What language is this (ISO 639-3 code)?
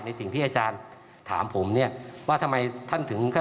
tha